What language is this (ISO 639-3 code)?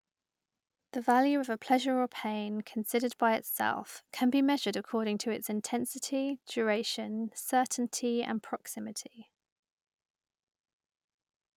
eng